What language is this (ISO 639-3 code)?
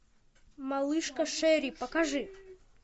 rus